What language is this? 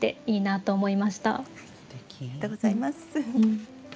Japanese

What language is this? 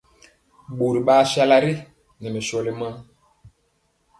Mpiemo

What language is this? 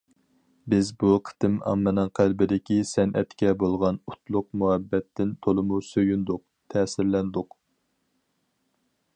Uyghur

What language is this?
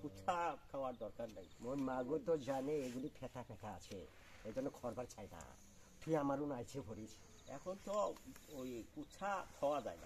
Thai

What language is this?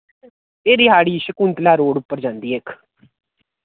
Dogri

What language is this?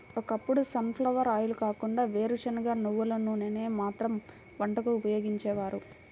Telugu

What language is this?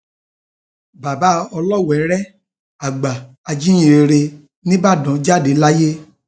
Yoruba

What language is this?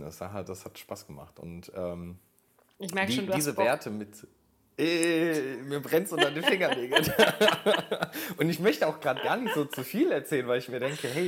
German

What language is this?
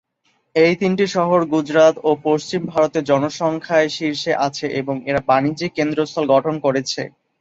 Bangla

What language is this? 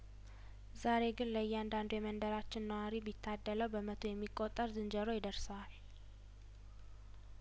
Amharic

